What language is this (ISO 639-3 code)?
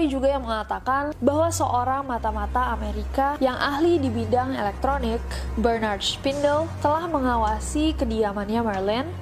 ind